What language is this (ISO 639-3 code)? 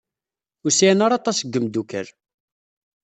kab